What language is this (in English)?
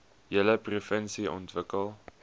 Afrikaans